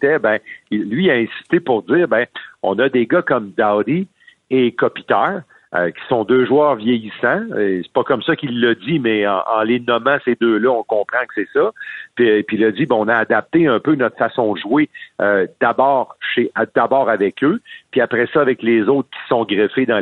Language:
French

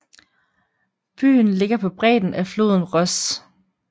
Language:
Danish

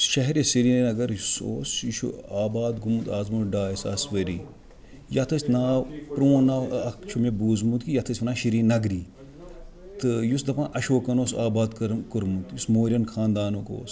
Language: Kashmiri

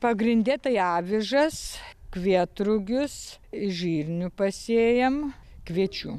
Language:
Lithuanian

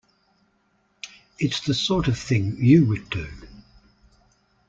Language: English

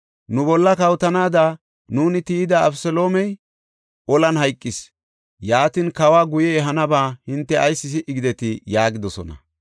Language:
Gofa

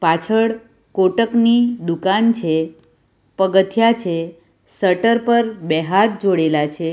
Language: Gujarati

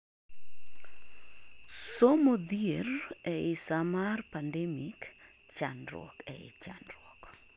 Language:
Luo (Kenya and Tanzania)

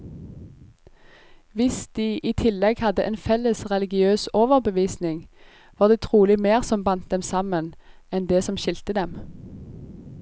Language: Norwegian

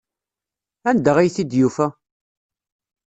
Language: Kabyle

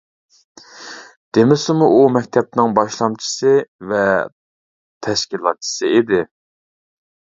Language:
Uyghur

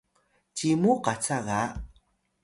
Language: Atayal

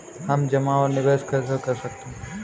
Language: Hindi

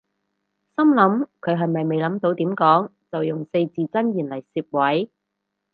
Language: Cantonese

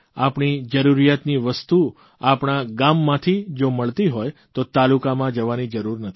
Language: Gujarati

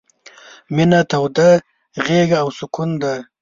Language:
Pashto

